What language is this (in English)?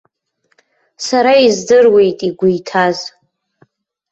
Abkhazian